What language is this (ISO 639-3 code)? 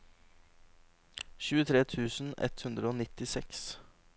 nor